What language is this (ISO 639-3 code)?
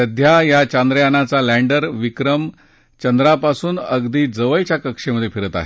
mar